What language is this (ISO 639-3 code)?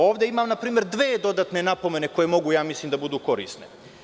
srp